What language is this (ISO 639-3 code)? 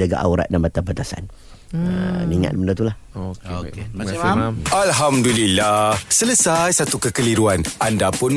msa